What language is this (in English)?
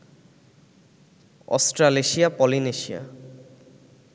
Bangla